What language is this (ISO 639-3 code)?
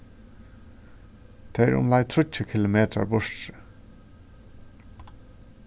fao